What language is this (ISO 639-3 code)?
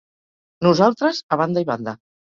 cat